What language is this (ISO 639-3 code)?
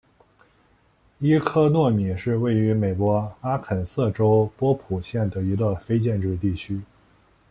zho